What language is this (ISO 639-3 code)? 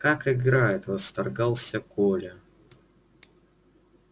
rus